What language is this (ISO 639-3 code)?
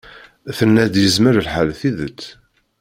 kab